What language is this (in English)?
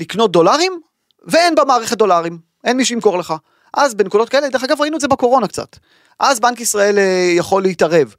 Hebrew